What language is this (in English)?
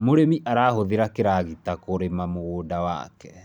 Kikuyu